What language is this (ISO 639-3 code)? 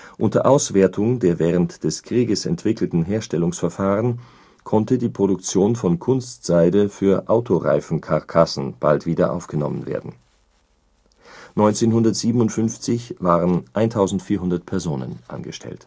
deu